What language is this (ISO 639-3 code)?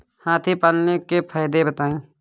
hin